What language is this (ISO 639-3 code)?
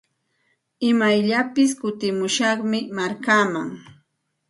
qxt